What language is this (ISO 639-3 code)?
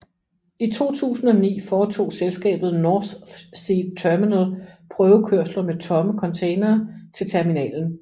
dan